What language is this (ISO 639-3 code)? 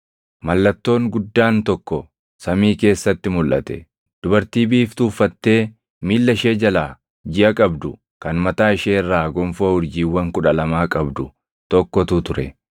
orm